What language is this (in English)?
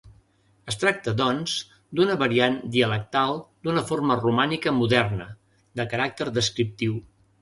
Catalan